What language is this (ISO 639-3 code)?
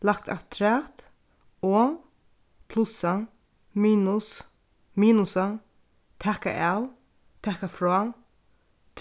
fao